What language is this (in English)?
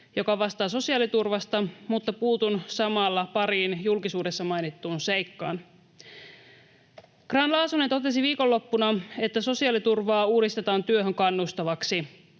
Finnish